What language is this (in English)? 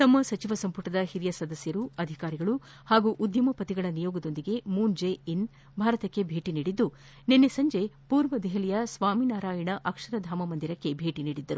Kannada